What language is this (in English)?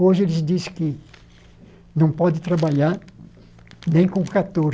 Portuguese